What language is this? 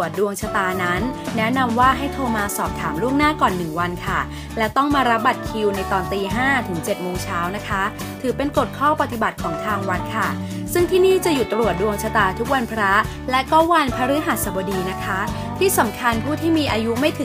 Thai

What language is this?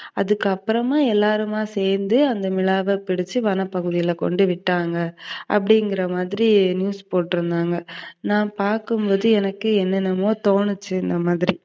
Tamil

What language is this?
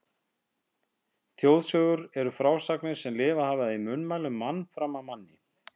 Icelandic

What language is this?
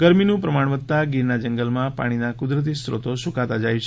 Gujarati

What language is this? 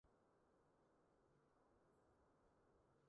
Chinese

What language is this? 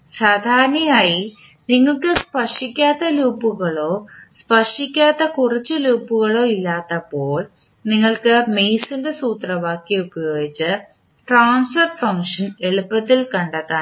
Malayalam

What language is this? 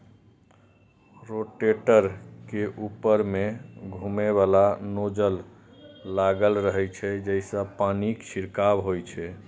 Maithili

